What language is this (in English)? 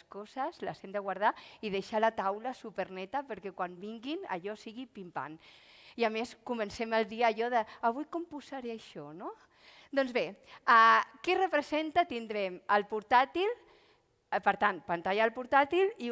Catalan